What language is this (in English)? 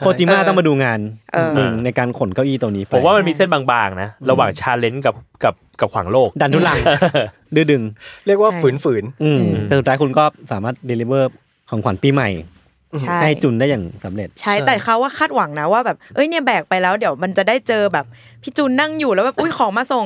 Thai